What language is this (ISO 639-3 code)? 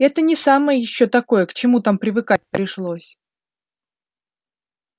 rus